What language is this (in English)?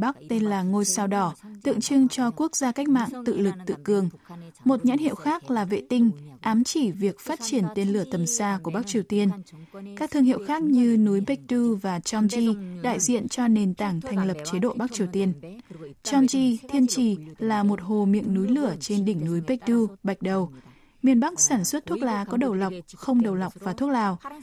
Vietnamese